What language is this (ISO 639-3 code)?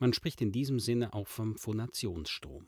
deu